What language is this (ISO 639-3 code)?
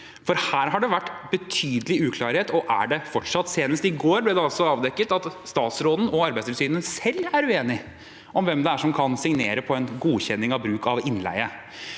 nor